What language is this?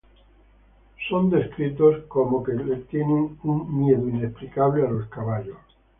Spanish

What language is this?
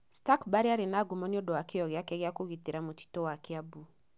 Kikuyu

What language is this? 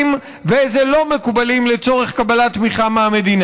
Hebrew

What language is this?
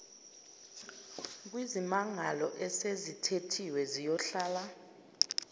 Zulu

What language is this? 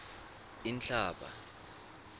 Swati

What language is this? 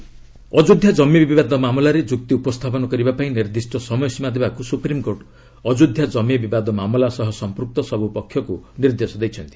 Odia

